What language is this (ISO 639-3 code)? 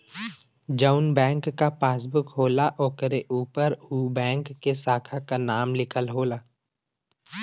bho